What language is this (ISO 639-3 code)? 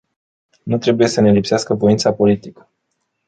ron